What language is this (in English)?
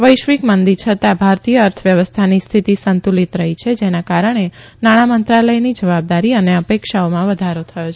Gujarati